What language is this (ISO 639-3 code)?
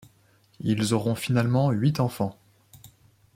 fra